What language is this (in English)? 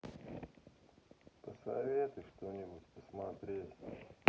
Russian